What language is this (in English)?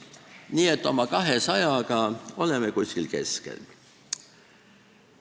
Estonian